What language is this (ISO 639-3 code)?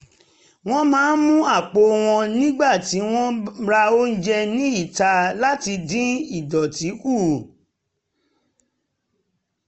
yor